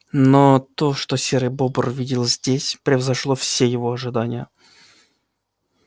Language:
Russian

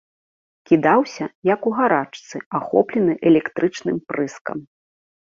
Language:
Belarusian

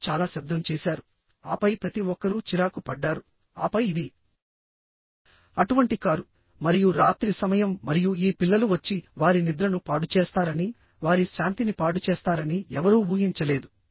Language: Telugu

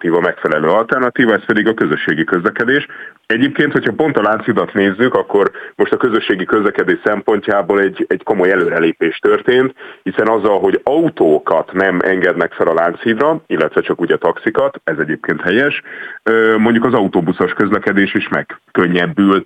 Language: Hungarian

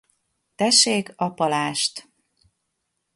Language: Hungarian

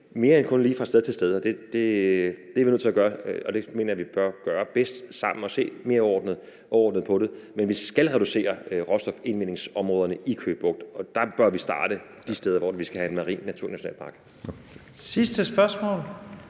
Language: Danish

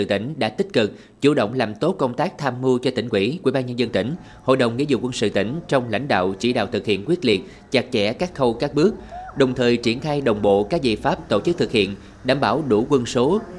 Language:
Vietnamese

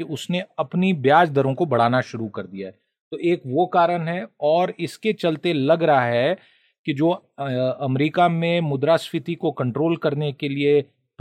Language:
Hindi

